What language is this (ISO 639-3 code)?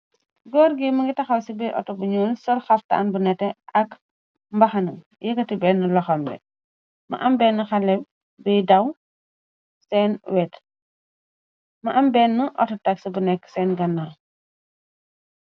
wol